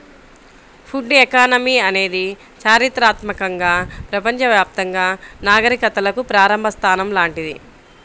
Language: Telugu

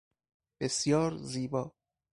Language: Persian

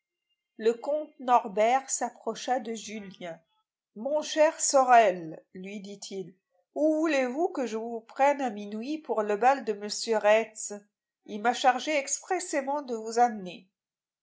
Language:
French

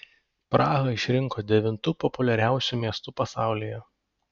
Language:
Lithuanian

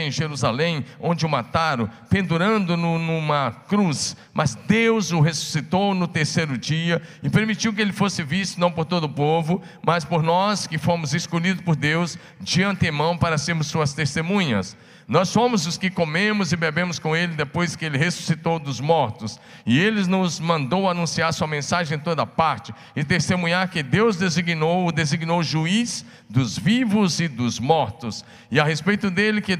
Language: Portuguese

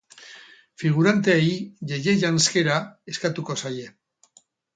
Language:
Basque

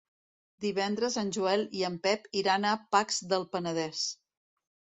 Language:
Catalan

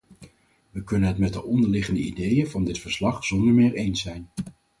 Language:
Dutch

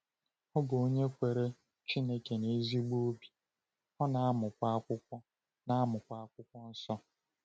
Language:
Igbo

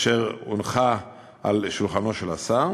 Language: Hebrew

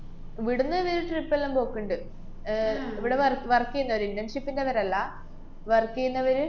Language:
Malayalam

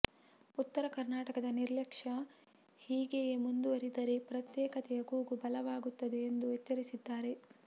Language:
Kannada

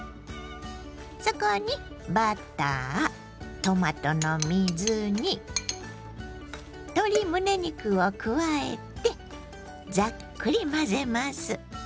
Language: Japanese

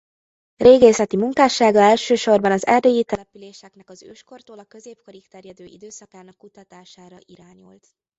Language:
Hungarian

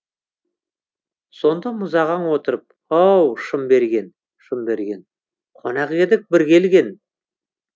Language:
Kazakh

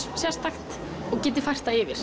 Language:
Icelandic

